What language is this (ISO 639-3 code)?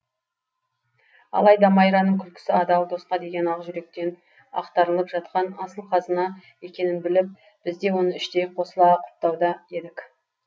kaz